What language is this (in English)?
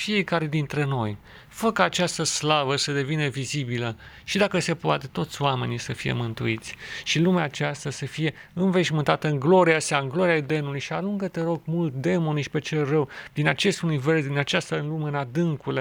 Romanian